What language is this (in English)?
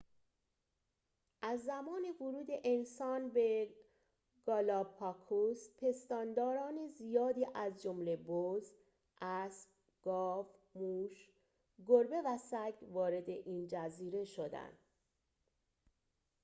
Persian